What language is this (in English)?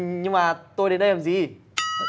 Vietnamese